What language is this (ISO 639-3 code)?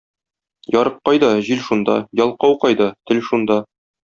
tat